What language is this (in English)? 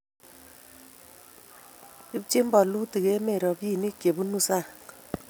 Kalenjin